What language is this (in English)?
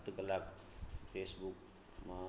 Sindhi